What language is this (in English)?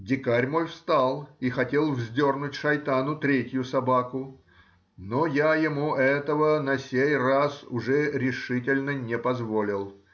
Russian